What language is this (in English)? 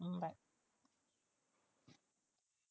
Tamil